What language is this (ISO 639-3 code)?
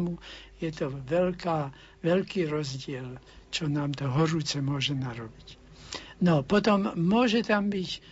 slk